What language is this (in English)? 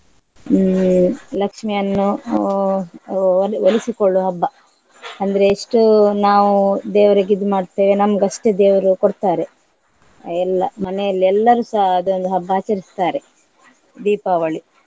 Kannada